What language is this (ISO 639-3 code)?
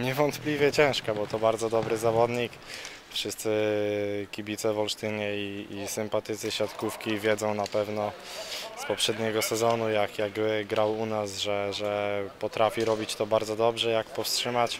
pol